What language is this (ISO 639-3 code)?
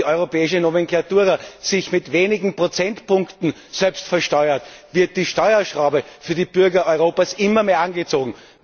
deu